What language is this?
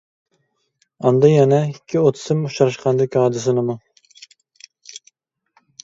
Uyghur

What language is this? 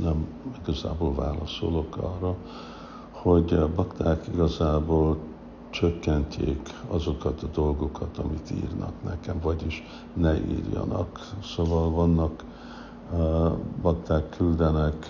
Hungarian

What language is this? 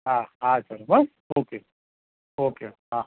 Gujarati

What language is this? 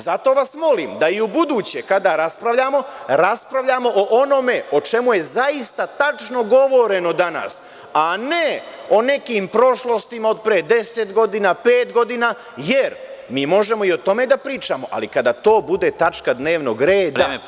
Serbian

